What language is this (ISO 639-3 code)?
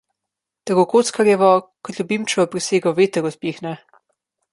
slv